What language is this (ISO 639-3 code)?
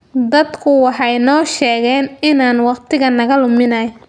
som